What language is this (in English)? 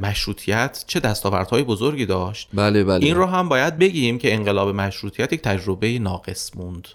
Persian